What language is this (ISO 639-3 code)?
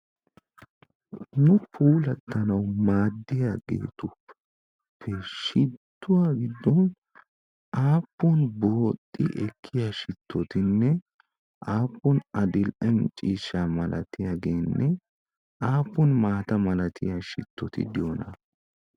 wal